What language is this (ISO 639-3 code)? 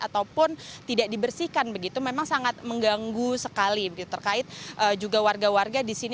ind